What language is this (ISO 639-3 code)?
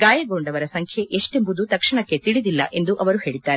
kan